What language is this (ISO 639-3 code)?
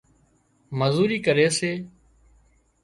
kxp